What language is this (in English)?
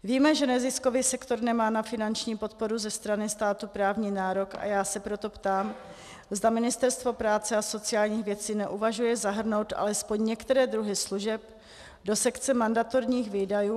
Czech